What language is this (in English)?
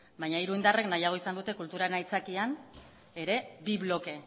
Basque